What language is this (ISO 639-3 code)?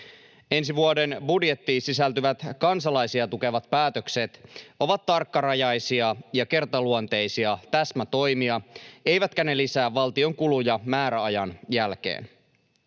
fin